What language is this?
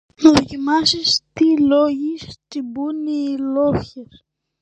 Greek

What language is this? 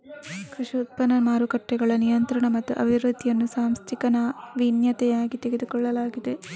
Kannada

